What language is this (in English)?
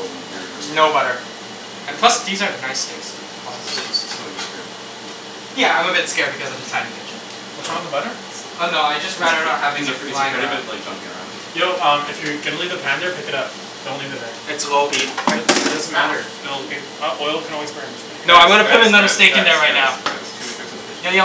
English